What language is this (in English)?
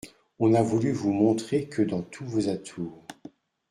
French